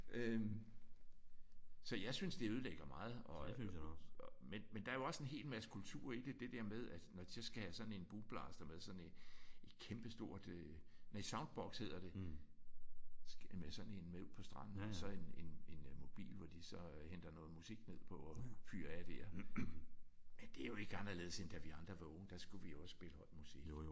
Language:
Danish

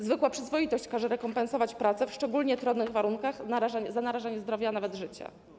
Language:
Polish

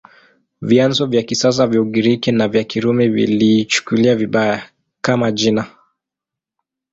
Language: Swahili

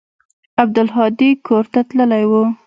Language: Pashto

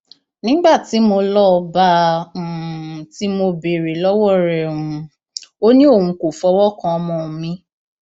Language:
Yoruba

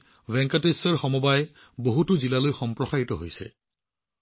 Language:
Assamese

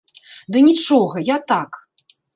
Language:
Belarusian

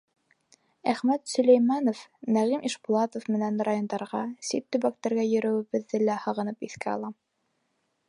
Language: Bashkir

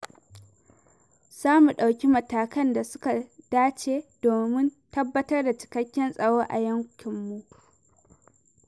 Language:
Hausa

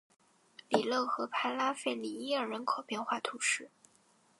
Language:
Chinese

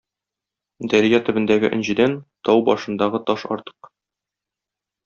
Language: Tatar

